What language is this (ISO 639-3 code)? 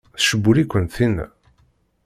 kab